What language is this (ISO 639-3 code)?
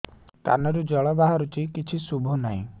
ori